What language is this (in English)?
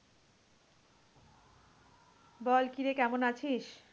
Bangla